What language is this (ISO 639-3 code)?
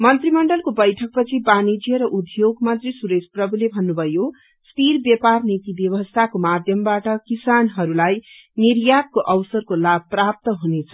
nep